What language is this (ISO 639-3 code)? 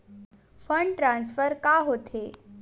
hne